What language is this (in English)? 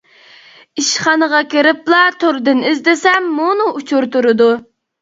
Uyghur